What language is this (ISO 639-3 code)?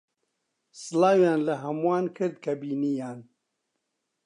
ckb